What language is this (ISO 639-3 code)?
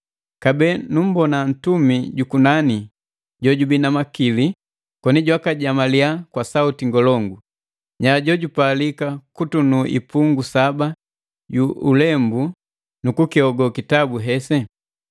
mgv